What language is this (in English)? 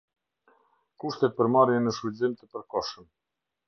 Albanian